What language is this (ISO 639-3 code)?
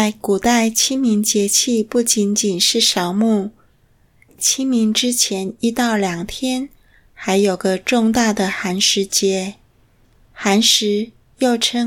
zho